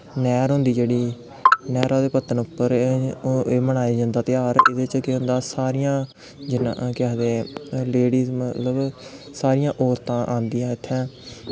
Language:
Dogri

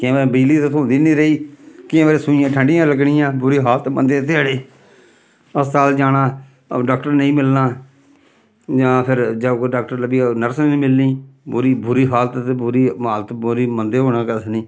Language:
Dogri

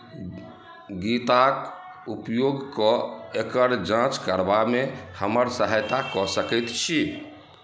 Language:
Maithili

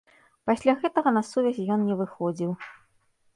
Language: Belarusian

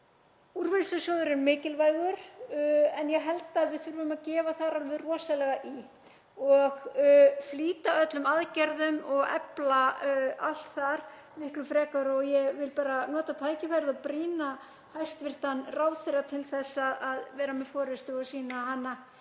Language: Icelandic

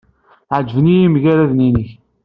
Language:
Kabyle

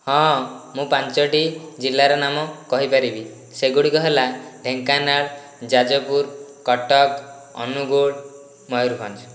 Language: Odia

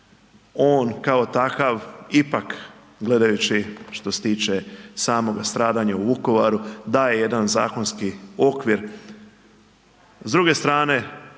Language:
Croatian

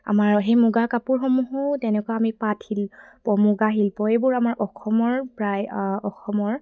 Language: Assamese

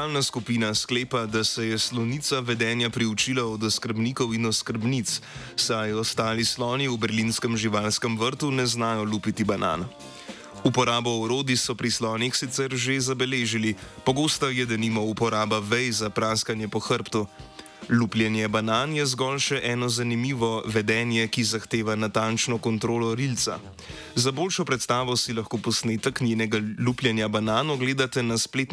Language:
Croatian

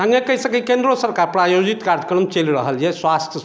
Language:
Maithili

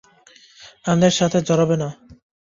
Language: Bangla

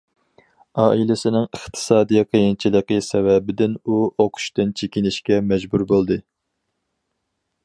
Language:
Uyghur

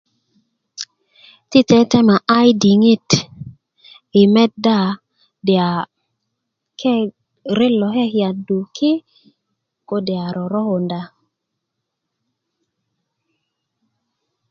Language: Kuku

